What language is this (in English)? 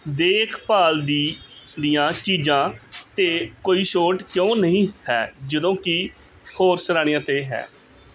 Punjabi